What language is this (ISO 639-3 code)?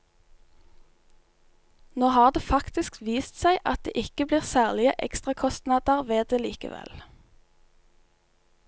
nor